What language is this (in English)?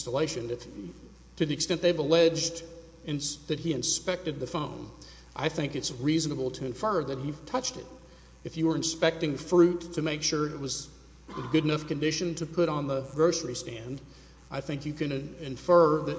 English